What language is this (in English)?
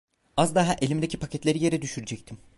Turkish